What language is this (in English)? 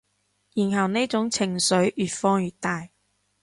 Cantonese